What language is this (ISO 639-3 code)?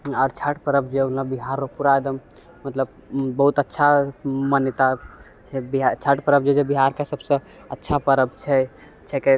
mai